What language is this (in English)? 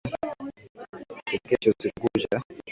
Swahili